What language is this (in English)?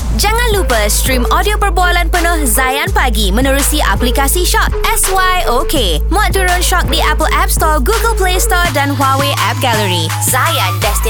Malay